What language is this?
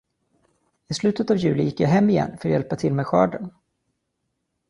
Swedish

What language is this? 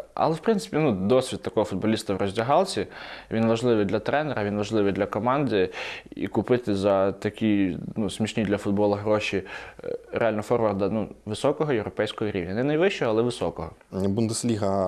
Ukrainian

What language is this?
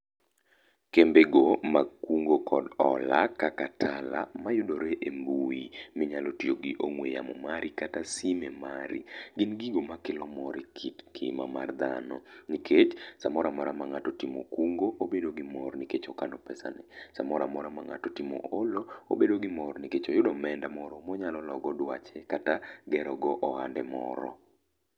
Luo (Kenya and Tanzania)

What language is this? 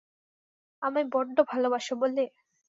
Bangla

